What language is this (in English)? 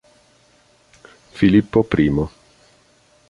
Italian